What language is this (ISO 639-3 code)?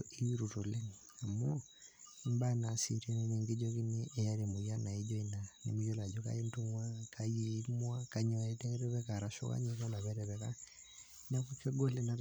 mas